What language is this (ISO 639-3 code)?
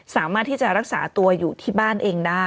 tha